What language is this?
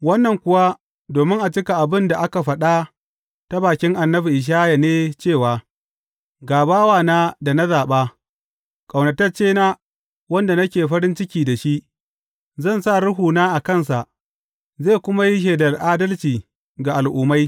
Hausa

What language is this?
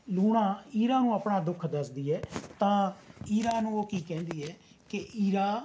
Punjabi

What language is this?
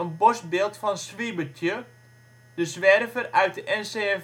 Dutch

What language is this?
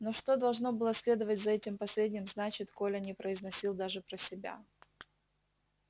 Russian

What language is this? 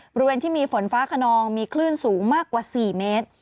Thai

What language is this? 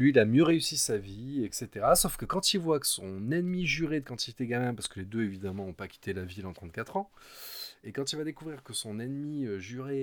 French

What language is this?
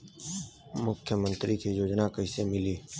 Bhojpuri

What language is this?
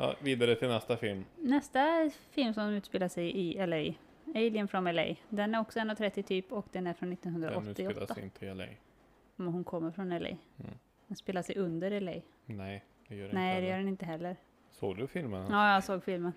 Swedish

